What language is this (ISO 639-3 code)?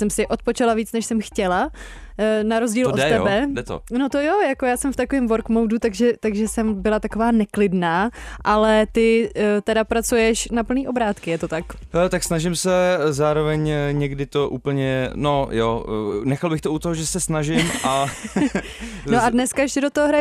ces